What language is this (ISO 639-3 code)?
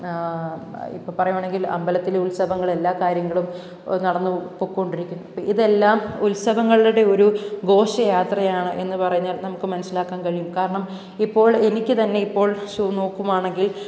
mal